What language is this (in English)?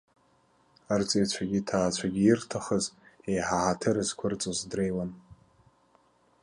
Abkhazian